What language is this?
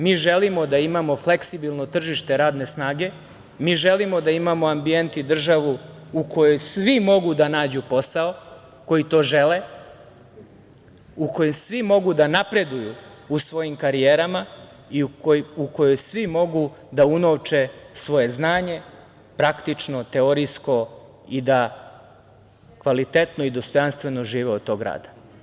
Serbian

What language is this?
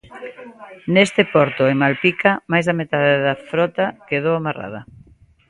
Galician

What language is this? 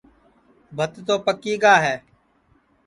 Sansi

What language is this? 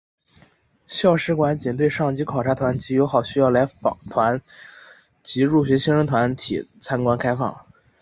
Chinese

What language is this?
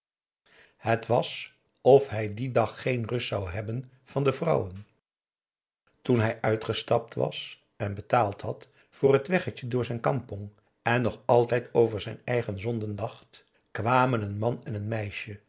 Dutch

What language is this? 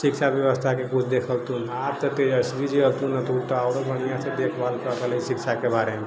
Maithili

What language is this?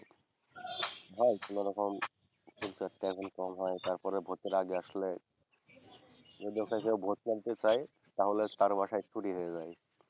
Bangla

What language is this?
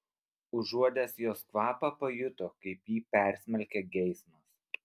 Lithuanian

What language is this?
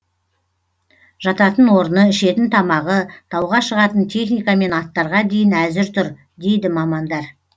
Kazakh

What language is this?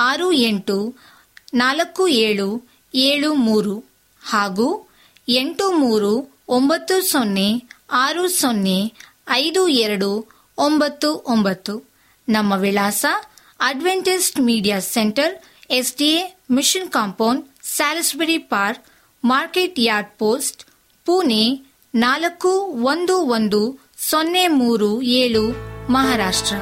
Kannada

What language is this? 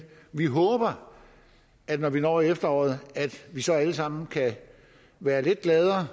Danish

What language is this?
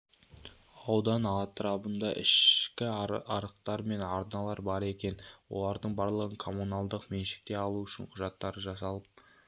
Kazakh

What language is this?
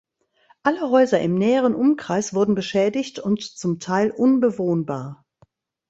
German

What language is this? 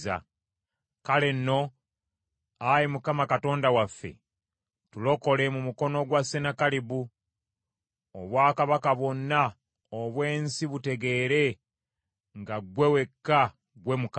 Ganda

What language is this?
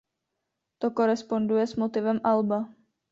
Czech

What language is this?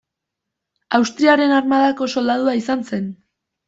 Basque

